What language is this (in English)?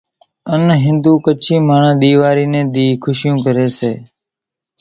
Kachi Koli